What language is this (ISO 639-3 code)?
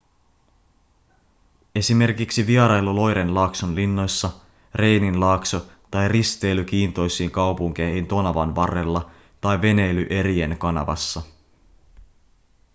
fin